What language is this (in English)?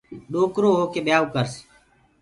Gurgula